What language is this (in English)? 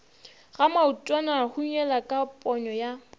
Northern Sotho